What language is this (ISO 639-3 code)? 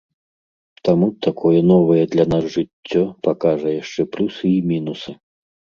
bel